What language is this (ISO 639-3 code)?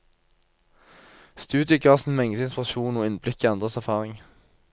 nor